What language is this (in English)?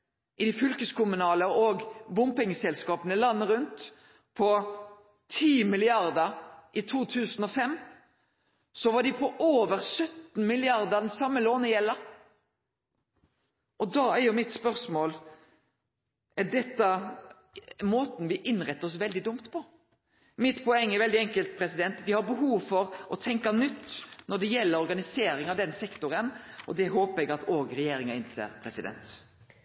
Norwegian